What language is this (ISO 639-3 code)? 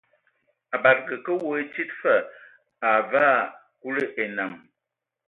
ewo